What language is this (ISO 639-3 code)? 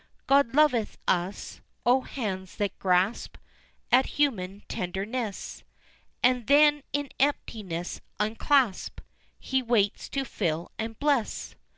eng